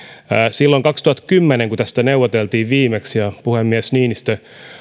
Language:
Finnish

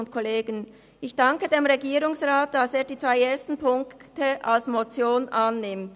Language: Swiss German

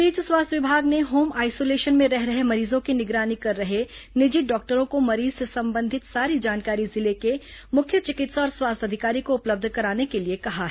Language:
Hindi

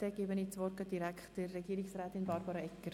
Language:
Swiss German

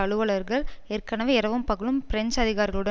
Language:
Tamil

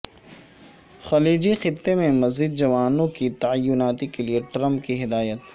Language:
Urdu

